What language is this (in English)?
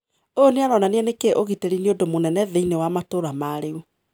Kikuyu